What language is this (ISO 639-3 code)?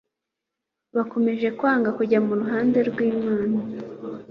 kin